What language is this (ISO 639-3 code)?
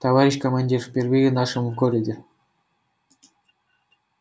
rus